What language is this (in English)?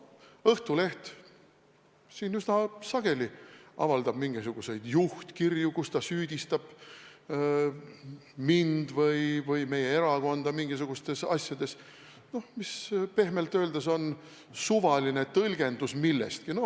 Estonian